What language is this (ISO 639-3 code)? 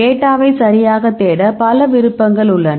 tam